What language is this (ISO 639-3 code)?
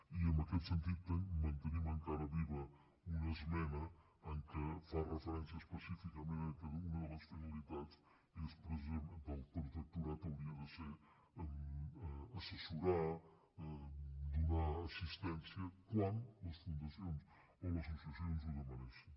cat